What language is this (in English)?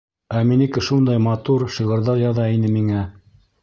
Bashkir